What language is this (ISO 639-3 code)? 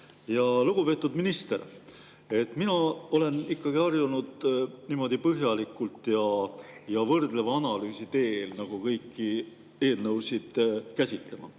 est